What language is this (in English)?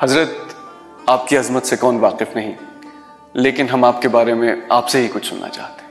Urdu